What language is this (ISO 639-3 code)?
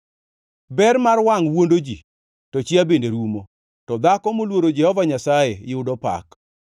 luo